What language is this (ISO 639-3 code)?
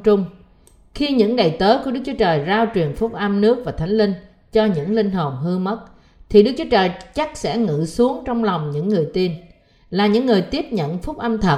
vie